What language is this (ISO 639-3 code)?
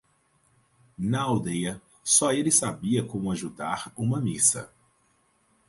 por